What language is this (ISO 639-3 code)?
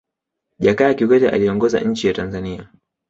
swa